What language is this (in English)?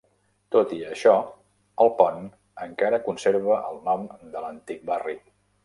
Catalan